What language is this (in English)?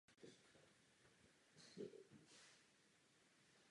Czech